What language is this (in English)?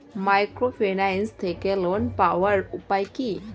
Bangla